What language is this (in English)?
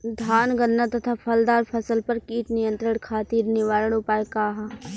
Bhojpuri